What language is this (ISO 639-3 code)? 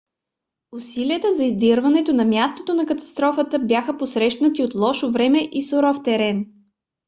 bul